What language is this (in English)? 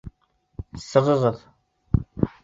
Bashkir